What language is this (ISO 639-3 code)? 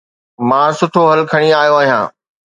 snd